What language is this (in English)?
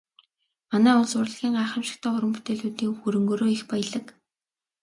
Mongolian